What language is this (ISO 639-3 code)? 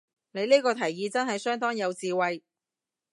yue